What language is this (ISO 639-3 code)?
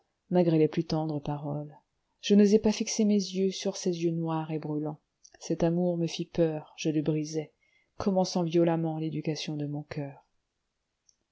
fra